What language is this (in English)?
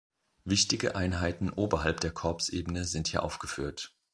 German